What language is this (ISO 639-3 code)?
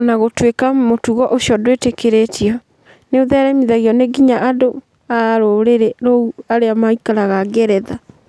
kik